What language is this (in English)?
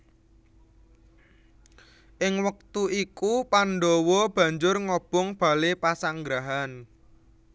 Javanese